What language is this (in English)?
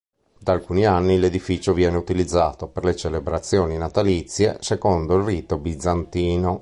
Italian